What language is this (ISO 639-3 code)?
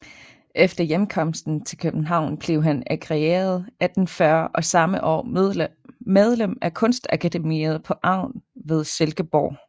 dan